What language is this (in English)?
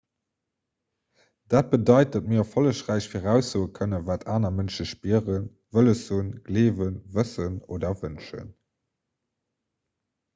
Luxembourgish